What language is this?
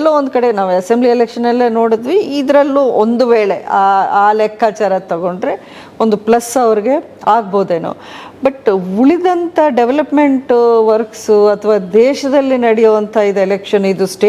Kannada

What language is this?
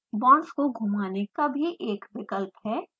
Hindi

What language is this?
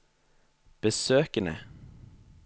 Norwegian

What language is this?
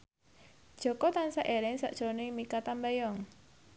Javanese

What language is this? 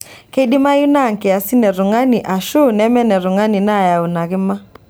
Masai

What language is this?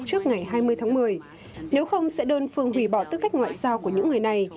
Vietnamese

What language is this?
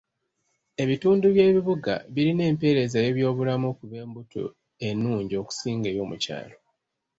Ganda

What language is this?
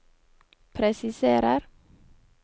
Norwegian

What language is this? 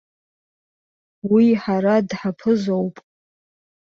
Abkhazian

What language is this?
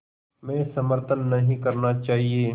Hindi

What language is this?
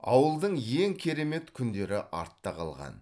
Kazakh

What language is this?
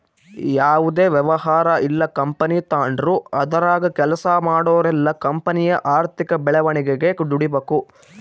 Kannada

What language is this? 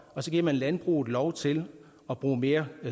Danish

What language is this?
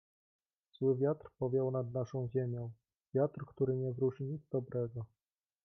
Polish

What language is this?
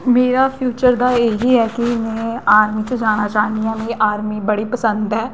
Dogri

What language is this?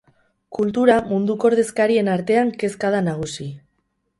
Basque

